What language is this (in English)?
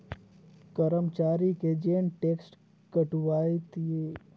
Chhattisgarhi